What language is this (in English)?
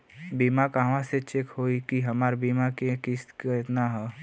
Bhojpuri